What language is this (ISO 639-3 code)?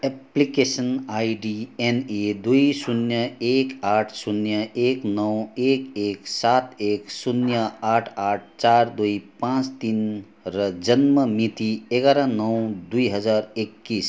nep